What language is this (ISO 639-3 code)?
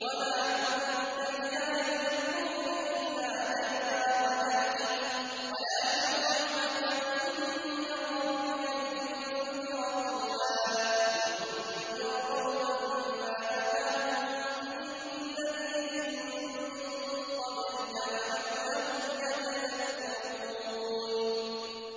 ara